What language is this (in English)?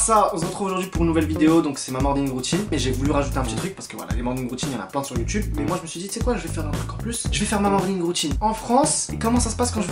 French